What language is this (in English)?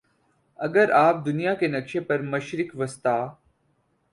Urdu